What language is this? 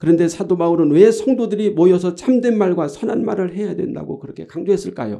Korean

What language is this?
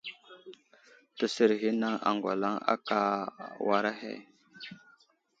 Wuzlam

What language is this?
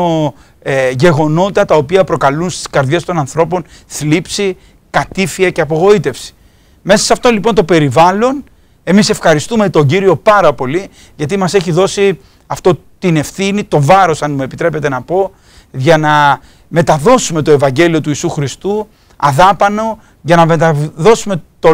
Greek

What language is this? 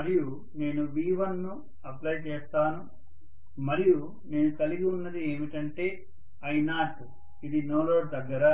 Telugu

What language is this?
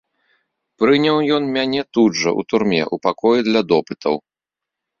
Belarusian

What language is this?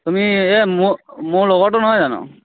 Assamese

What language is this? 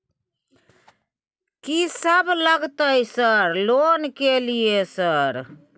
Maithili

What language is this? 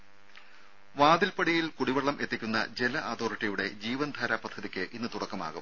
Malayalam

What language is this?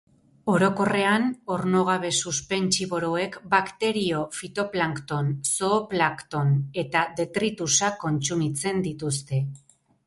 Basque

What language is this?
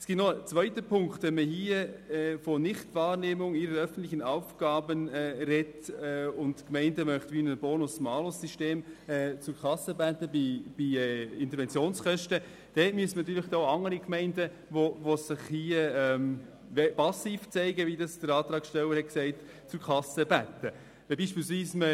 Swiss German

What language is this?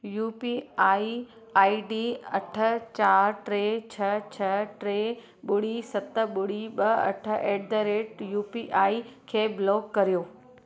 Sindhi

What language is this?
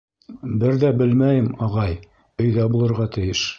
Bashkir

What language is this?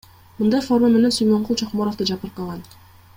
Kyrgyz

